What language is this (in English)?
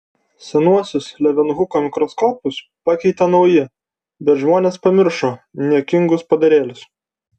Lithuanian